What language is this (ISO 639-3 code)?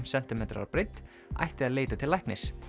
isl